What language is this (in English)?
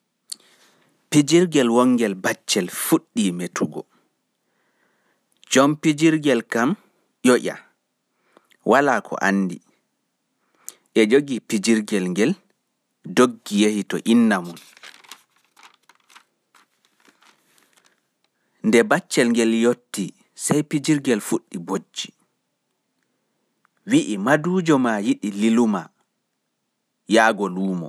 Fula